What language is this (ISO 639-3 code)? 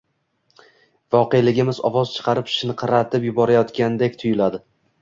uzb